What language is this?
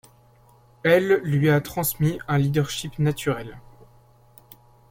French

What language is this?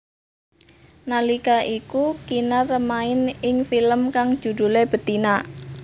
Javanese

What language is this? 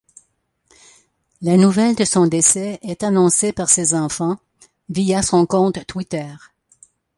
French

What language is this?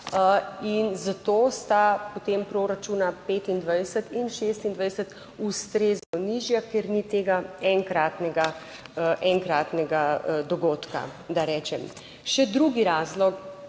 Slovenian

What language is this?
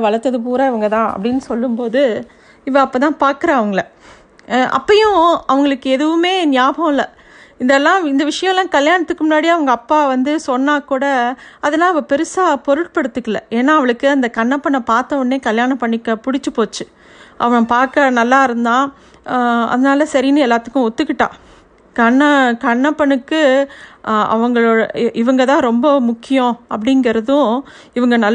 Tamil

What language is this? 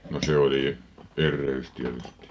Finnish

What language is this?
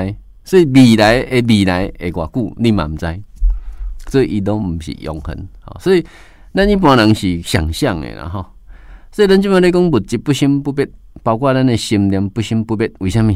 Chinese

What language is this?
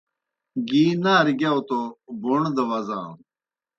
Kohistani Shina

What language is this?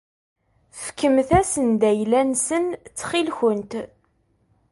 Kabyle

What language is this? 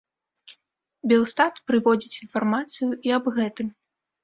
Belarusian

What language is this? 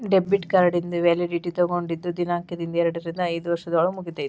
Kannada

